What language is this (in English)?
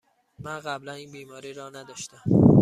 Persian